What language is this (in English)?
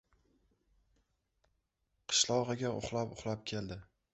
Uzbek